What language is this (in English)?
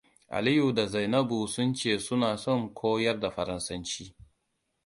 Hausa